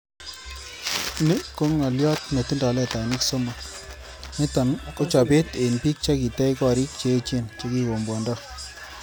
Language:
Kalenjin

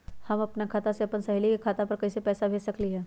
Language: Magahi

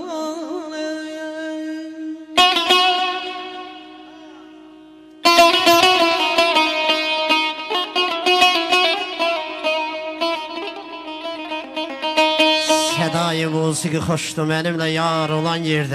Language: Arabic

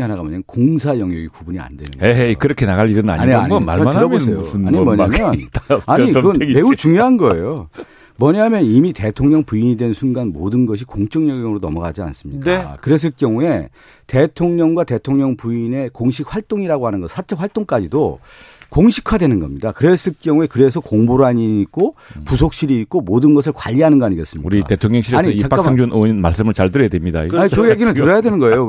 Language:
Korean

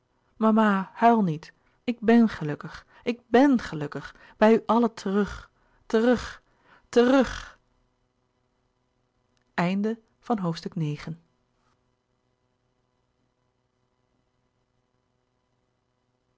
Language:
Dutch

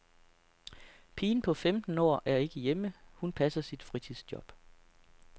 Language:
Danish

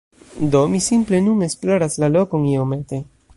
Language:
Esperanto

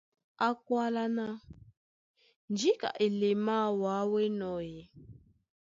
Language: Duala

